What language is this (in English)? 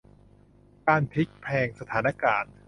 Thai